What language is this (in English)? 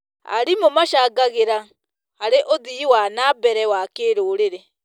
Kikuyu